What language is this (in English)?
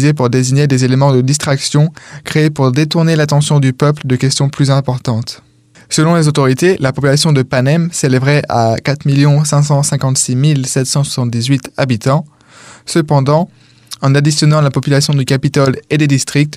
French